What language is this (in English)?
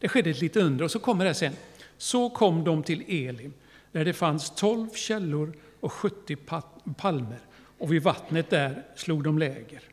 Swedish